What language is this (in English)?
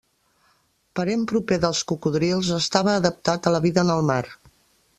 Catalan